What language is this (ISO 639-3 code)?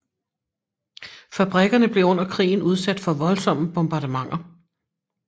dan